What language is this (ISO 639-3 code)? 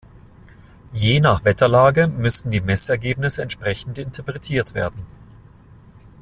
deu